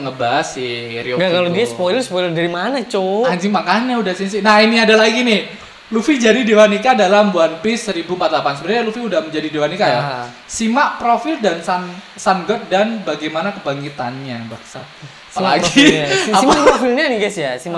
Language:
Indonesian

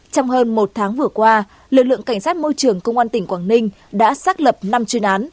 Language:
Vietnamese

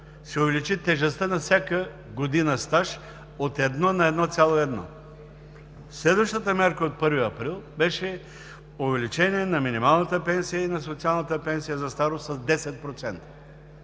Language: Bulgarian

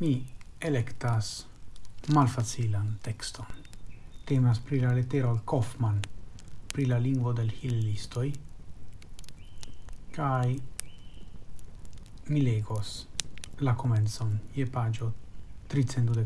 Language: Italian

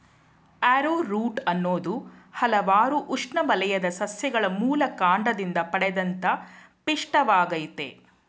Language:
Kannada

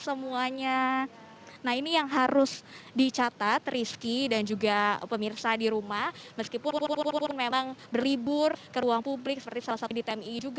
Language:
Indonesian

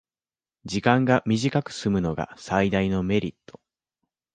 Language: Japanese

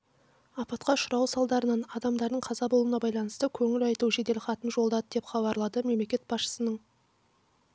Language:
Kazakh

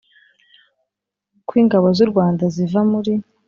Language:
Kinyarwanda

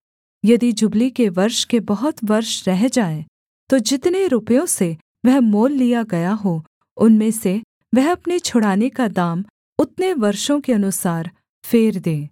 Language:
Hindi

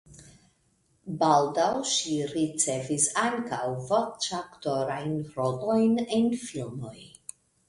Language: Esperanto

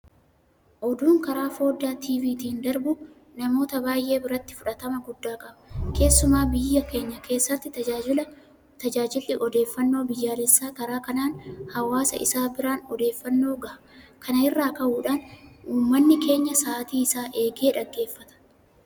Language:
Oromo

